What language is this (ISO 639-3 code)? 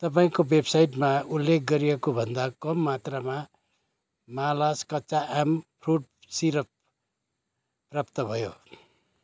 nep